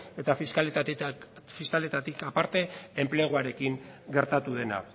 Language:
Basque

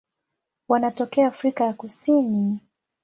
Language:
Swahili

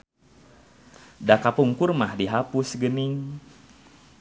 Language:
Sundanese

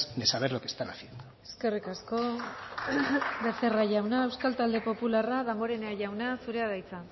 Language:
Basque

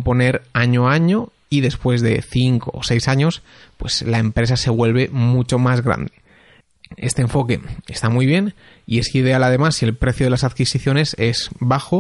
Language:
Spanish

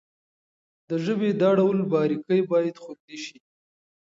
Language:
Pashto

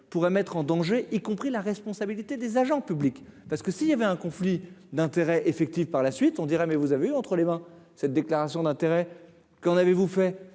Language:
French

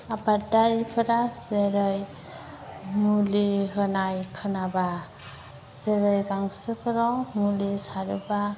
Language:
Bodo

